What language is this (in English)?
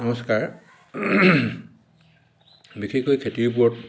Assamese